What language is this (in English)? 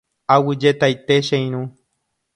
Guarani